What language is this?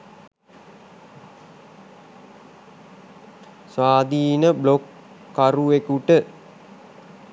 Sinhala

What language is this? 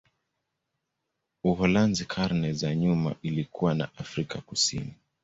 Swahili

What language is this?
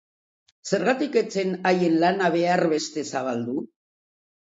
Basque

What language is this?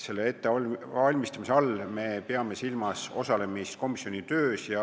Estonian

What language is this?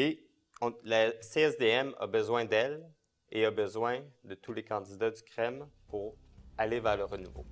French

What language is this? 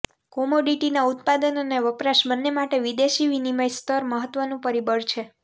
Gujarati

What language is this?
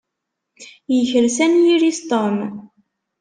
Kabyle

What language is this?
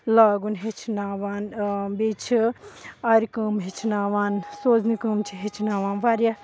Kashmiri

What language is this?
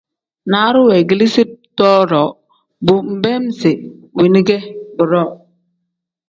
Tem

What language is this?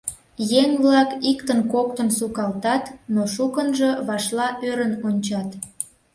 Mari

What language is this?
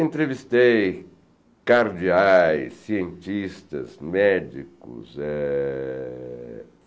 Portuguese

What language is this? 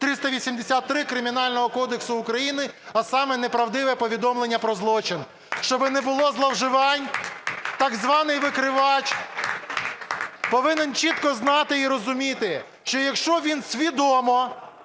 Ukrainian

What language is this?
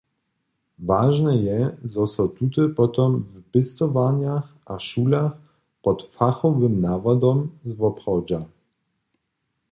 Upper Sorbian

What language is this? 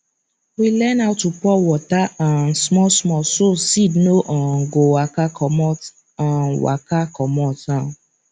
Nigerian Pidgin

